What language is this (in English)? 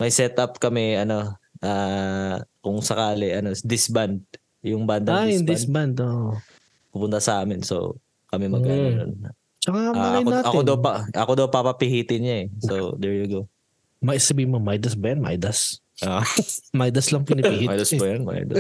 Filipino